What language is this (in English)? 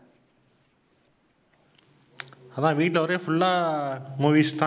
Tamil